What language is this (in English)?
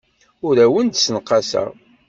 Kabyle